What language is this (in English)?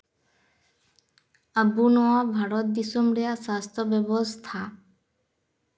Santali